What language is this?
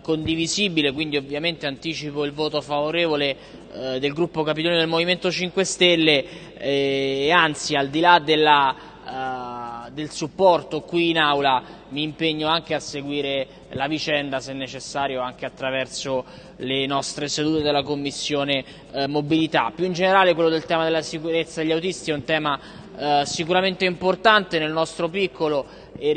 Italian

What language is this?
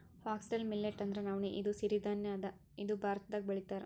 Kannada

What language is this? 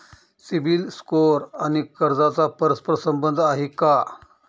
Marathi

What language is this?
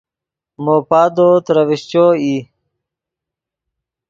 Yidgha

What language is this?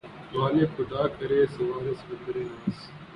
Urdu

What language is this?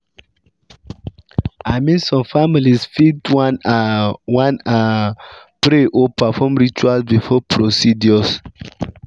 Nigerian Pidgin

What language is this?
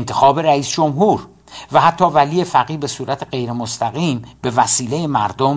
Persian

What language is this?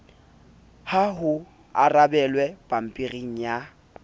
Southern Sotho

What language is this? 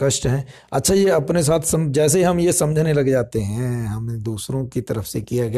Hindi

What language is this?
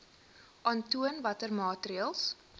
Afrikaans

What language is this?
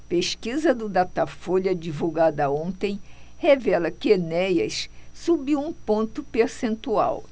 Portuguese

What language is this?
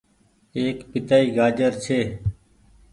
Goaria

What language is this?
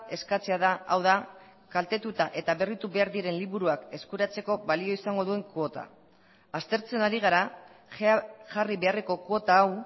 Basque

